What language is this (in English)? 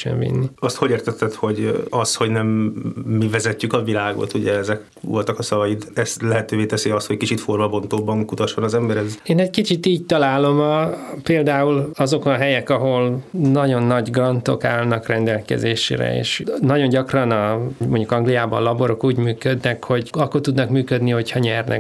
Hungarian